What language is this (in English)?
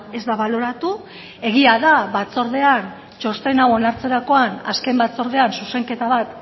Basque